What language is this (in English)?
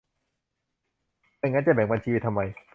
Thai